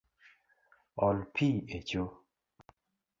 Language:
Luo (Kenya and Tanzania)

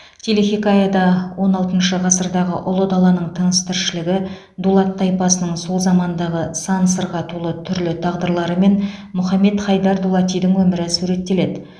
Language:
Kazakh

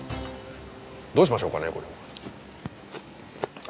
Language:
Japanese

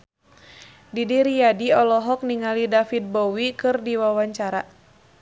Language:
Sundanese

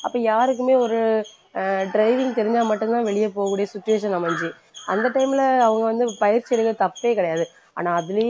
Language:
Tamil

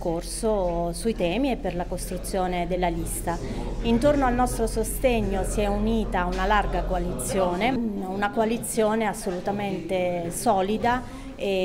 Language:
Italian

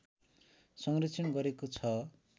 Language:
Nepali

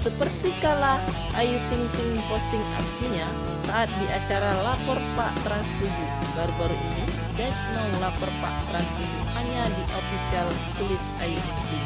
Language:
Indonesian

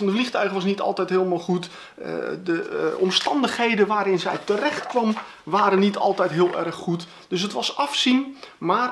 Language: Dutch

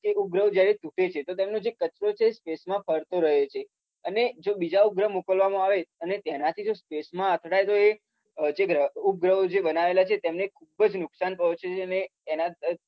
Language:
Gujarati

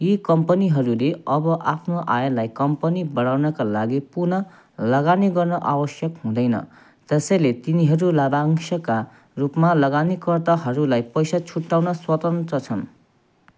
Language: Nepali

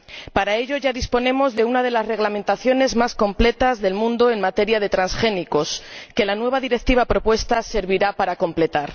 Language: Spanish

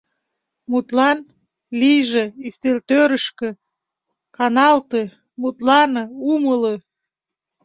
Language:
Mari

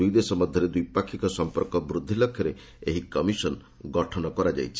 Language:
Odia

